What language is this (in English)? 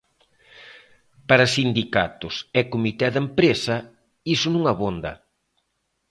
Galician